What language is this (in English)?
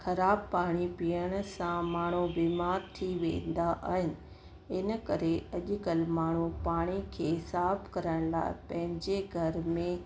Sindhi